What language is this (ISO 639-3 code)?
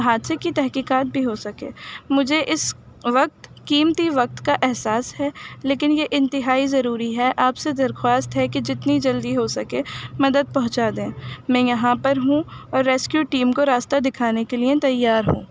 urd